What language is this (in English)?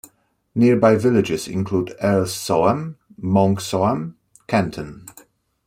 English